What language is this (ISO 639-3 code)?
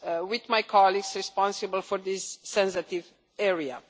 eng